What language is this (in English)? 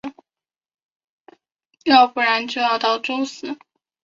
Chinese